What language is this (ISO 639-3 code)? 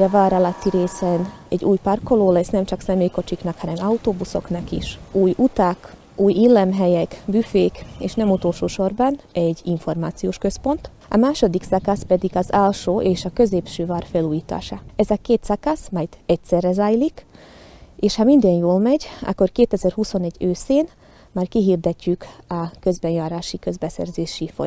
hun